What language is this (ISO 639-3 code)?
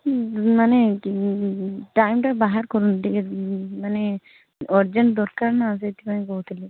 ori